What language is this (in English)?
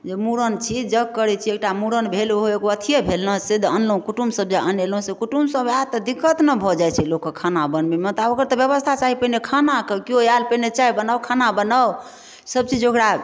Maithili